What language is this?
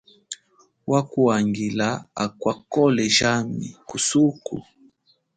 Chokwe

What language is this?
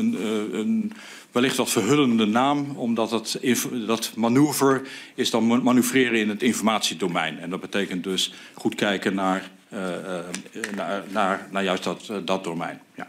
Dutch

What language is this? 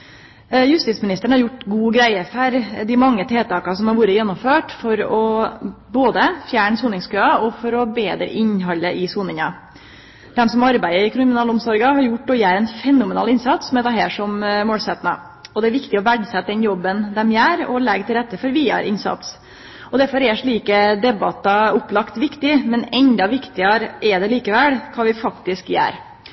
Norwegian Nynorsk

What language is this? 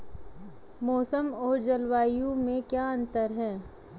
Hindi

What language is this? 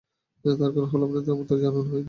Bangla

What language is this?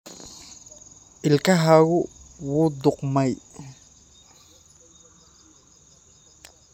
Somali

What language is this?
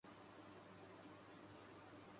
Urdu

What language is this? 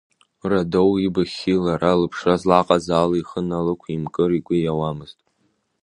Abkhazian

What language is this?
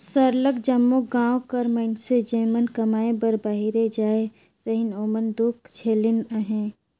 Chhattisgarhi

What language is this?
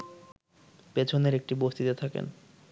Bangla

